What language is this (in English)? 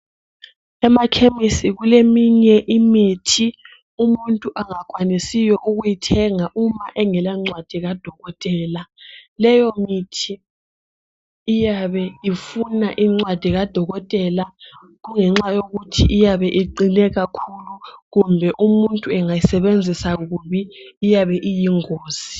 North Ndebele